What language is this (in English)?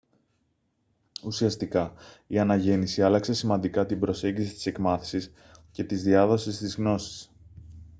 Greek